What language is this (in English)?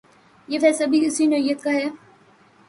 Urdu